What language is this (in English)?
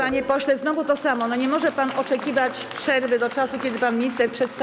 Polish